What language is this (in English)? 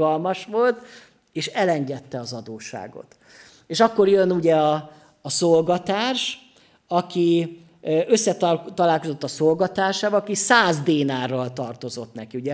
Hungarian